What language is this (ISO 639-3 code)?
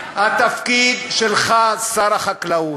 heb